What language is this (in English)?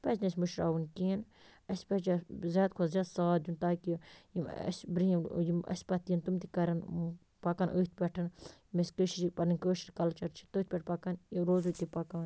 Kashmiri